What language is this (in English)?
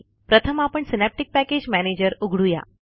Marathi